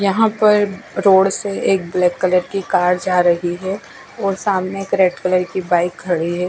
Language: Hindi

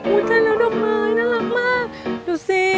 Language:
Thai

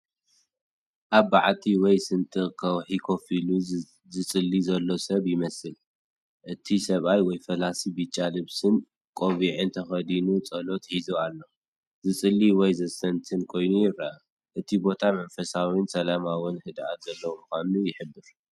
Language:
Tigrinya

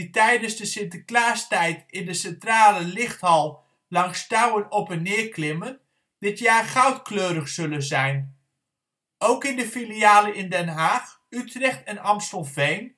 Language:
Dutch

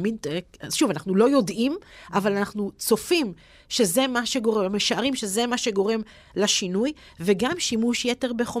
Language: Hebrew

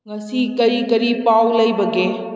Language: Manipuri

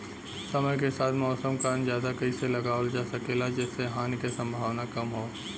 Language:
Bhojpuri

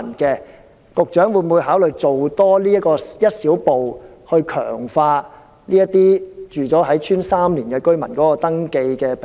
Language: Cantonese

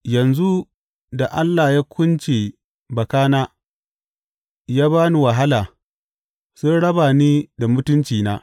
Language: Hausa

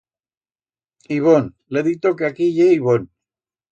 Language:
Aragonese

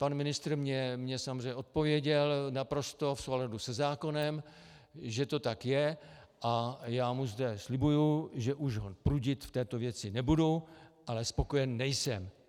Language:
Czech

